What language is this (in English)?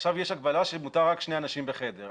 Hebrew